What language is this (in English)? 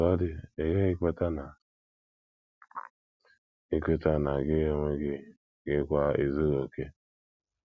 Igbo